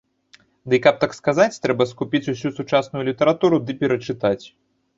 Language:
Belarusian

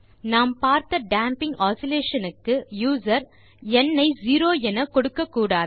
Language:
Tamil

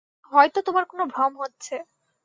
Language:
Bangla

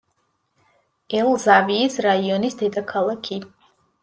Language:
Georgian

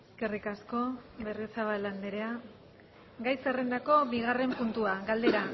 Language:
Basque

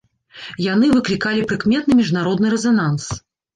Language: Belarusian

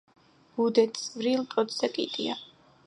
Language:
Georgian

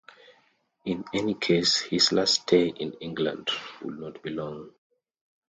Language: English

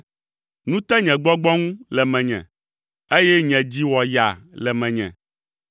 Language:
Ewe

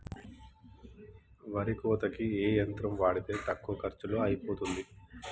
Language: Telugu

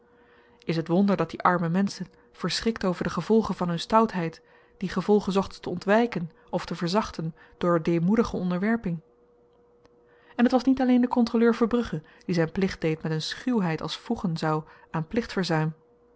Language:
Dutch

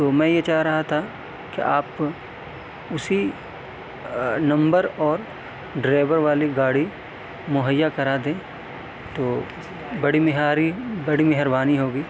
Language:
Urdu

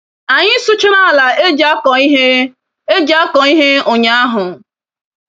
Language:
Igbo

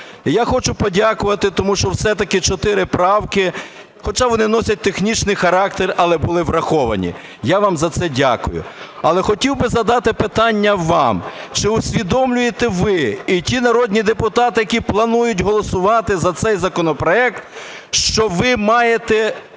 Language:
Ukrainian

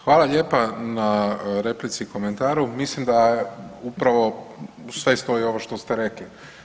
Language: Croatian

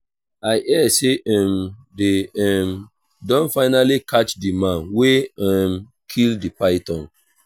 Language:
Nigerian Pidgin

